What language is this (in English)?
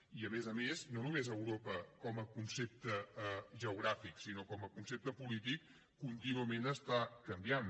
Catalan